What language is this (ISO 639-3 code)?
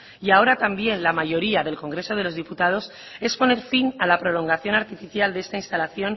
spa